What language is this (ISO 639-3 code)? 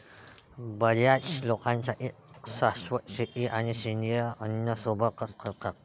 mar